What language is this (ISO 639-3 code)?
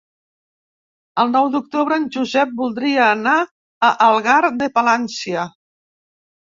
cat